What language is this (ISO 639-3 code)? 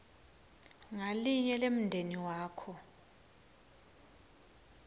ssw